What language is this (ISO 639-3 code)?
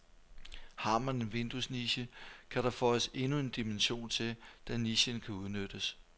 dan